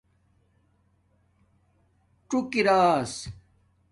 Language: Domaaki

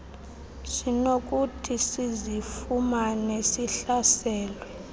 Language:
Xhosa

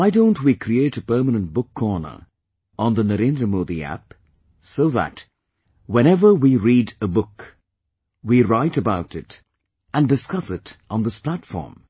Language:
English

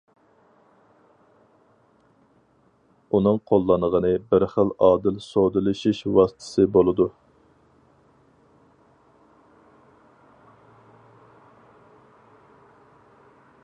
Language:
Uyghur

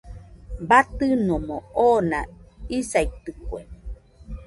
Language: Nüpode Huitoto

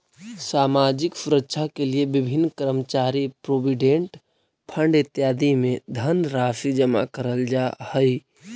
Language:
Magahi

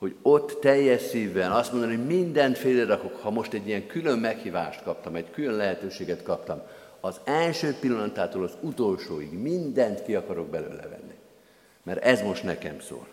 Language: Hungarian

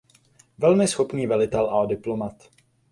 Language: Czech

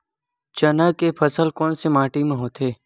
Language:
Chhattisgarhi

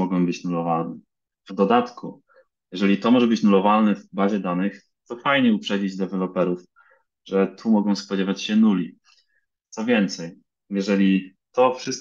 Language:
Polish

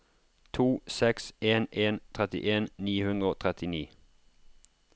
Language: Norwegian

